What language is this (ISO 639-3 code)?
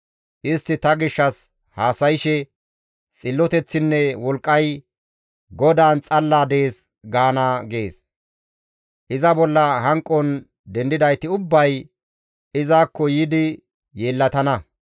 gmv